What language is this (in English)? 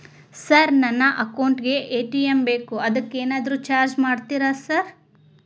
Kannada